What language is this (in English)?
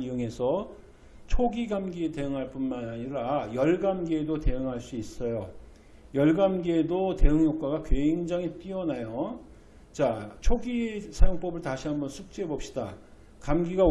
Korean